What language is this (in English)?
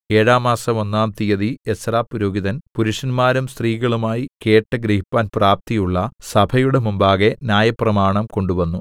Malayalam